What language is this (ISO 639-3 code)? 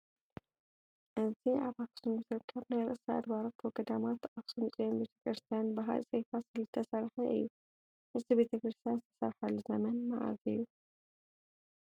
tir